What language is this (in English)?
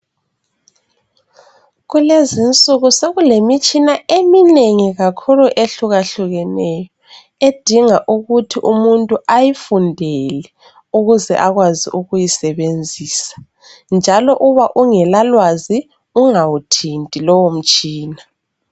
North Ndebele